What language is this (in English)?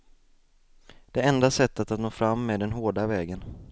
Swedish